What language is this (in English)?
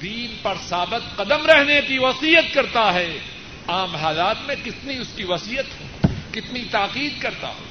Urdu